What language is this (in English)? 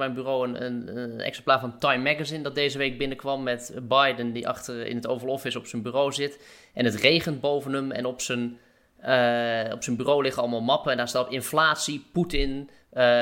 Dutch